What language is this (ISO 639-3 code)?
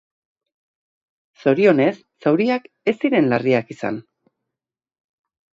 eus